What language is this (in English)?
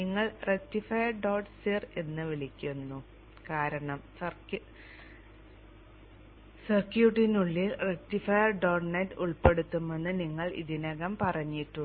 Malayalam